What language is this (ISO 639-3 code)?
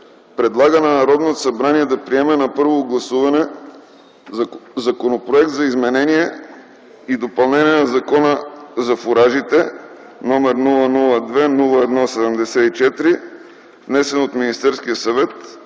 bul